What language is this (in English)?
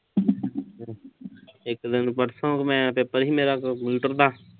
Punjabi